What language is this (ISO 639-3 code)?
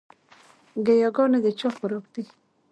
pus